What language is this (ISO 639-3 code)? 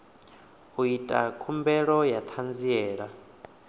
ven